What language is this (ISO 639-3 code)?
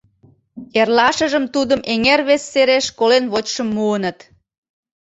chm